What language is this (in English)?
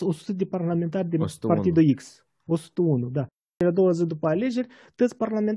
Romanian